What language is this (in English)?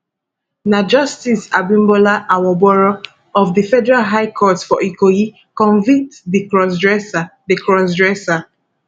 Nigerian Pidgin